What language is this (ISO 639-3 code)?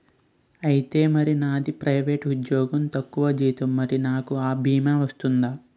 tel